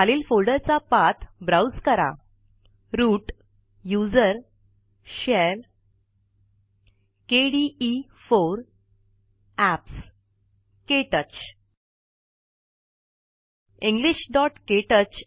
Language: Marathi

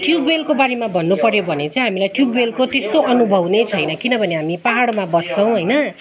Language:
Nepali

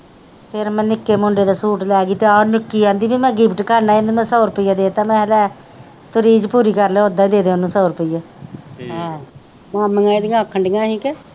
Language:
Punjabi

